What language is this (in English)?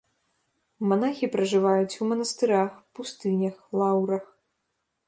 Belarusian